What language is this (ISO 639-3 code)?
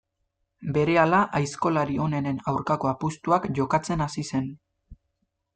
eus